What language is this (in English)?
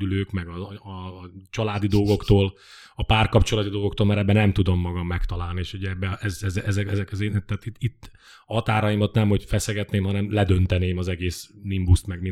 Hungarian